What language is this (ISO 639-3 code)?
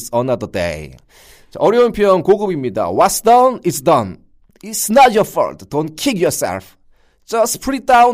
kor